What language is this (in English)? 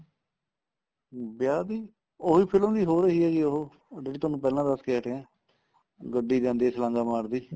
Punjabi